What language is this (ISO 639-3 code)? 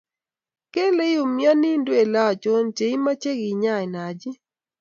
kln